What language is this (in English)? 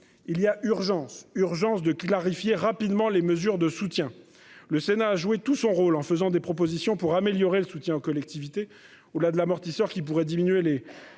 French